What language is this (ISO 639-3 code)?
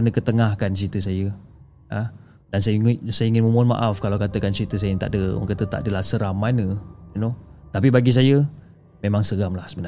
msa